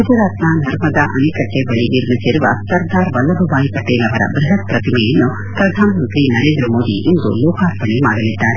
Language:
Kannada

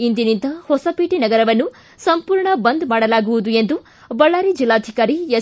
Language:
Kannada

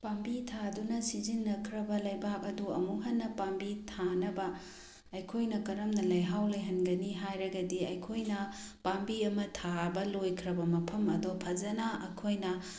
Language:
Manipuri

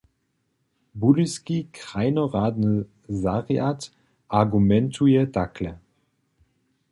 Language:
Upper Sorbian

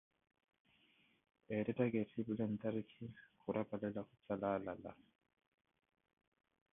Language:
Koti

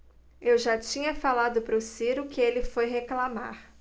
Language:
Portuguese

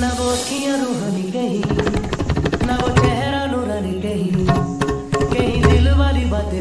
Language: French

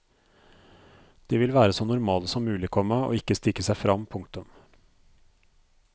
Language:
Norwegian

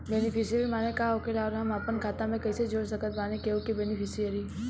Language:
Bhojpuri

